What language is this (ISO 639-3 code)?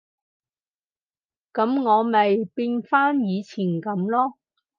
yue